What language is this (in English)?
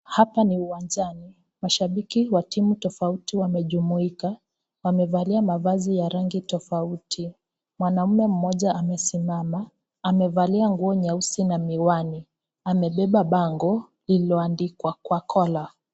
Swahili